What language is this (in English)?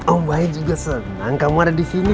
Indonesian